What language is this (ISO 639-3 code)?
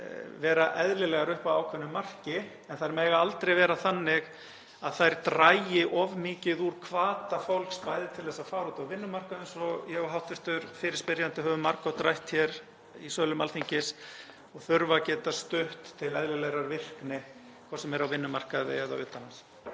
isl